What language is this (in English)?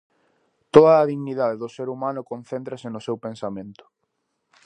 Galician